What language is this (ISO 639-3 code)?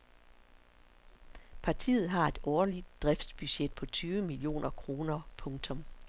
dan